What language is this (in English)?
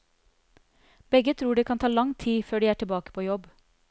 Norwegian